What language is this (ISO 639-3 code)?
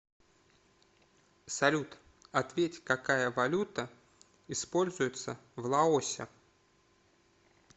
rus